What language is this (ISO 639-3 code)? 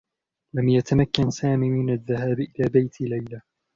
ara